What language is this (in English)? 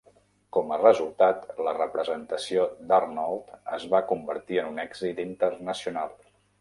Catalan